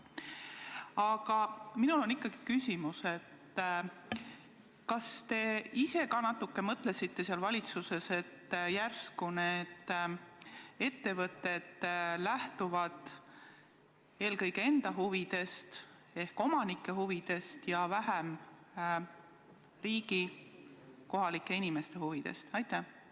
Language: Estonian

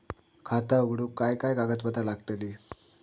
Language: Marathi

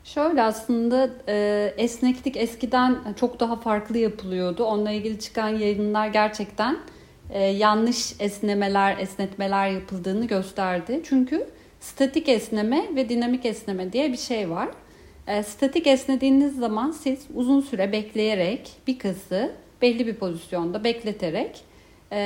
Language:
Turkish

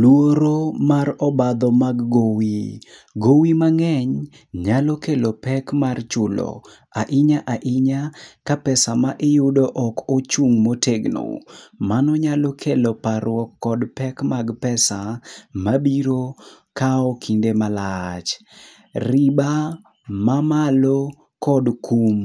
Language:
Luo (Kenya and Tanzania)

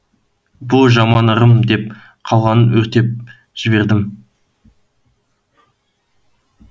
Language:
Kazakh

